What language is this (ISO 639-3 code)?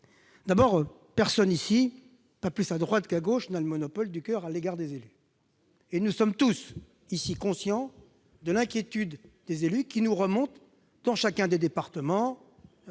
fra